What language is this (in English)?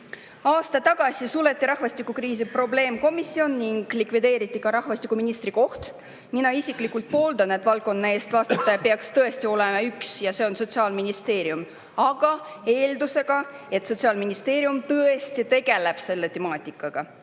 Estonian